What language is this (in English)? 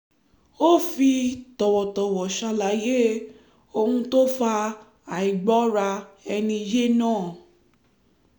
Yoruba